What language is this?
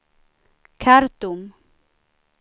Swedish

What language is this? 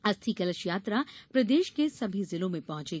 Hindi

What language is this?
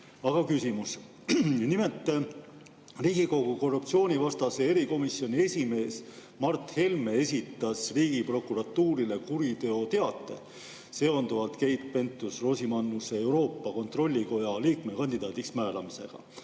Estonian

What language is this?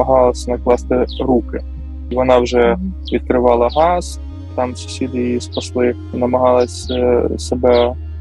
Ukrainian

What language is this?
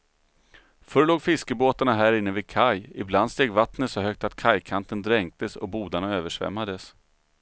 Swedish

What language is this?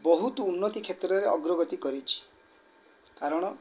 Odia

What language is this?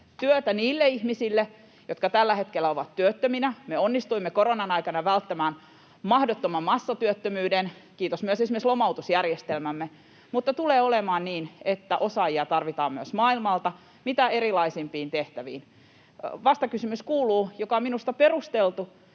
Finnish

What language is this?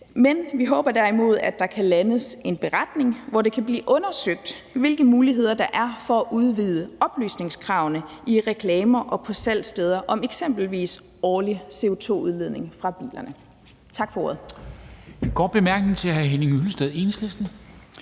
Danish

